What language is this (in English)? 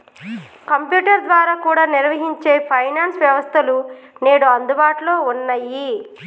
Telugu